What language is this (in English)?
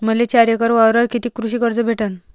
Marathi